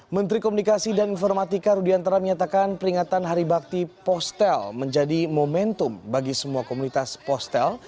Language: Indonesian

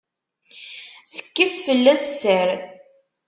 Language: Kabyle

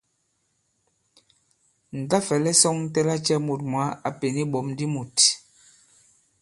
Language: Bankon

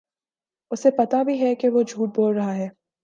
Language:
Urdu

